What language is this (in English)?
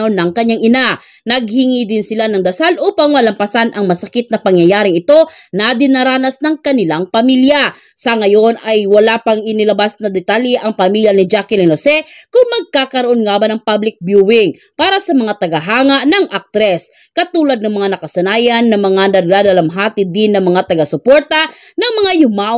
Filipino